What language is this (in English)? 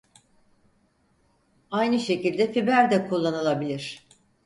Turkish